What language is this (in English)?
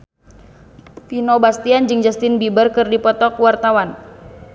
Sundanese